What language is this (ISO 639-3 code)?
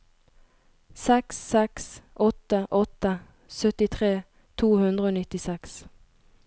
nor